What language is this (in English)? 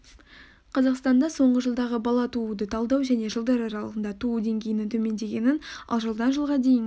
Kazakh